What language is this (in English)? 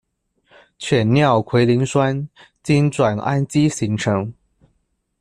Chinese